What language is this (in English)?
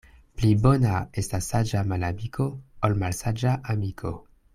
Esperanto